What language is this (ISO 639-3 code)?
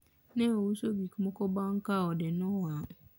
luo